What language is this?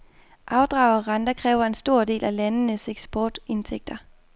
Danish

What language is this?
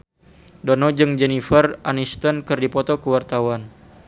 Sundanese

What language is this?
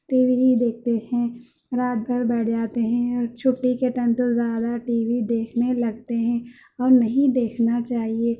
Urdu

